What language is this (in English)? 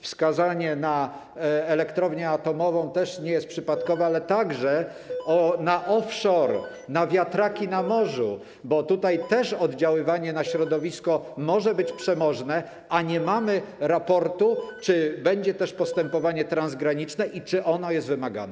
Polish